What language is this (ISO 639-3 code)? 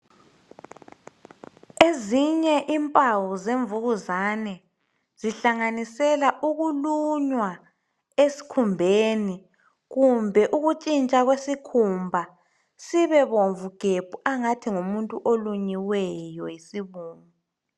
nde